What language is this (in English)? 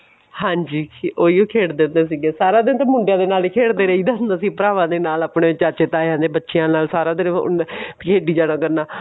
Punjabi